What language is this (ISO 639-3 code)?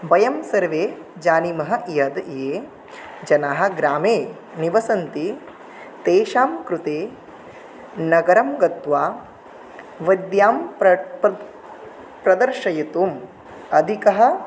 san